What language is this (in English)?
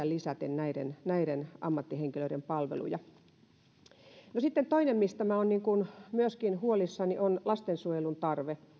Finnish